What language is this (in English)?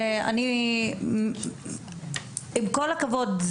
Hebrew